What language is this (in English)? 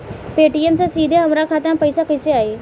Bhojpuri